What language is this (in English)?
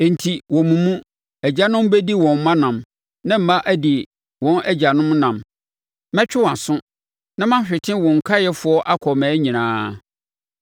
Akan